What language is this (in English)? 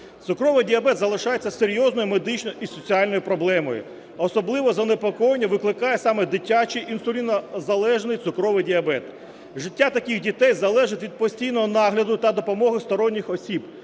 Ukrainian